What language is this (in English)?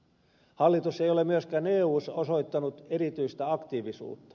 Finnish